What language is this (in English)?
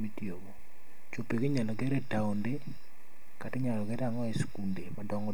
Luo (Kenya and Tanzania)